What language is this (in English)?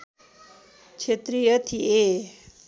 Nepali